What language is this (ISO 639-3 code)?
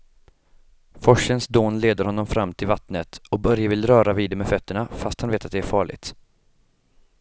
swe